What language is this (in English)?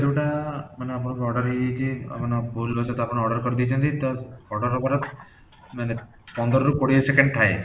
Odia